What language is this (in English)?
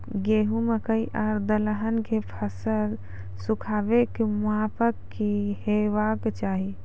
Maithili